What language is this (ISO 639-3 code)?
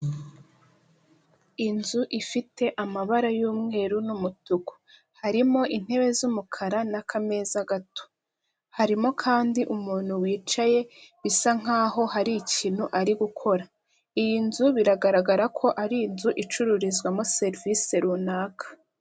kin